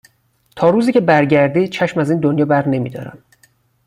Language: Persian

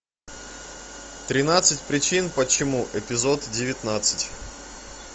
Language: Russian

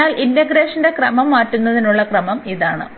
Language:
Malayalam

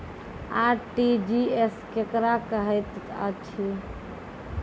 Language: Maithili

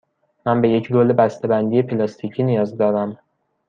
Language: Persian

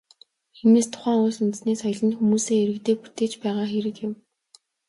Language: Mongolian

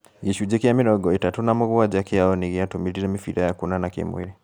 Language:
Kikuyu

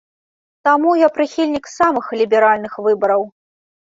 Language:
Belarusian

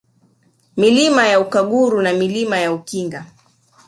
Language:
Swahili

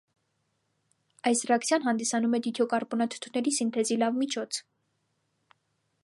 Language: Armenian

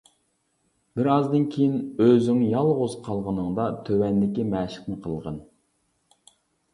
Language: Uyghur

